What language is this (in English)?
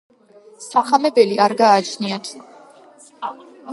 Georgian